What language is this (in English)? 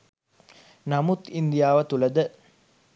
Sinhala